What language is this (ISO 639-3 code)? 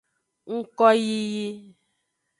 ajg